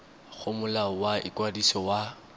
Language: Tswana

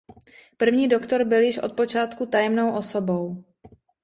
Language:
Czech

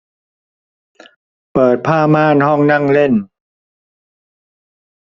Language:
Thai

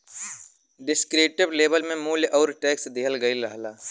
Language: Bhojpuri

